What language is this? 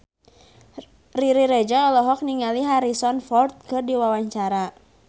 Sundanese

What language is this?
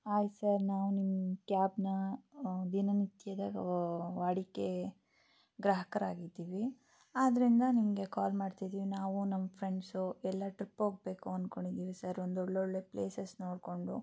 Kannada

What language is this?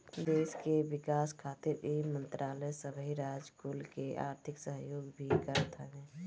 Bhojpuri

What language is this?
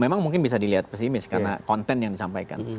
Indonesian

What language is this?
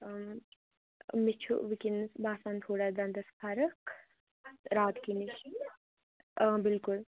Kashmiri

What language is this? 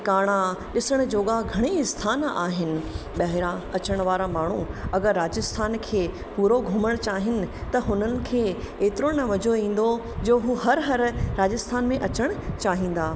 Sindhi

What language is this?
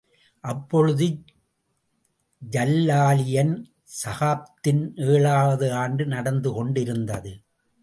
Tamil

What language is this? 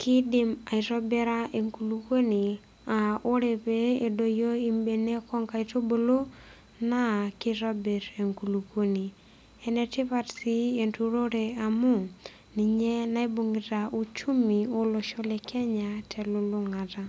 Masai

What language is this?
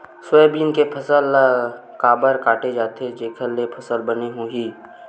Chhattisgarhi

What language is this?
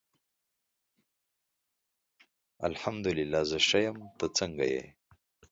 Pashto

